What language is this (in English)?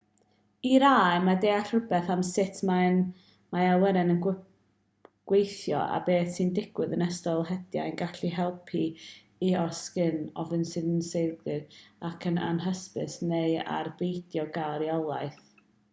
Welsh